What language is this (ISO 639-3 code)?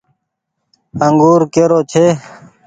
gig